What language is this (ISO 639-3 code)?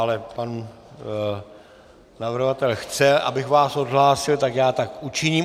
ces